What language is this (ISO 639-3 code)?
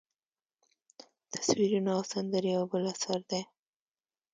pus